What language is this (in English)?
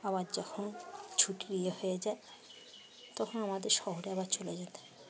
Bangla